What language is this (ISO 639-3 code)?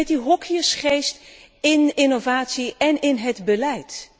nld